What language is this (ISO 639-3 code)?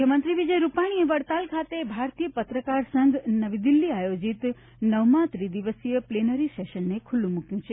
guj